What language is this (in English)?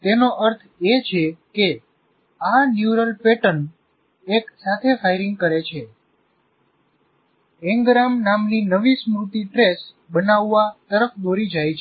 Gujarati